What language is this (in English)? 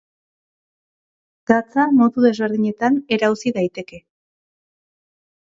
Basque